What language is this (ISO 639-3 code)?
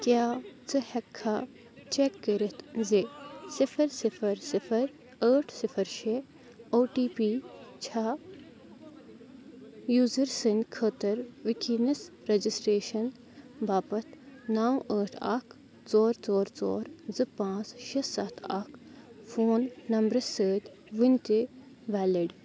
kas